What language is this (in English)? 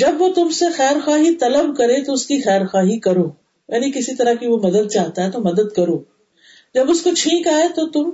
Urdu